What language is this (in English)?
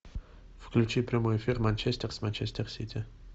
Russian